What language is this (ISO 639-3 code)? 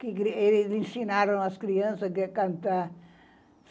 por